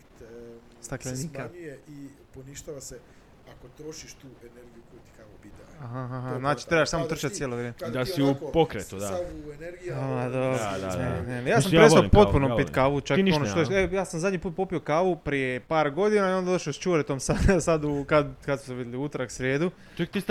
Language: Croatian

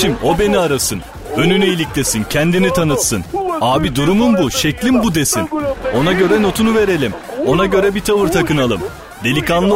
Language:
Turkish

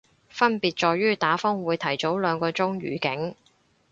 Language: Cantonese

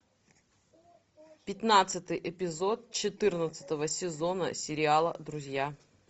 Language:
Russian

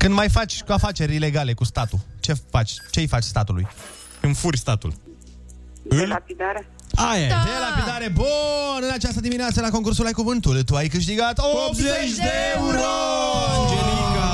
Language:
Romanian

